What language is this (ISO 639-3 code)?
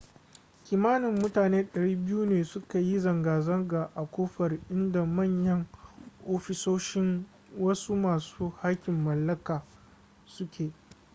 hau